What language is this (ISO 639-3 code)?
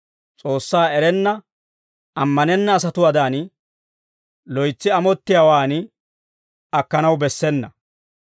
dwr